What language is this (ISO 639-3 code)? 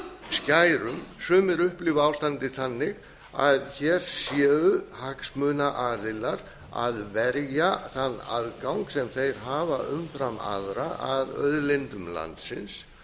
isl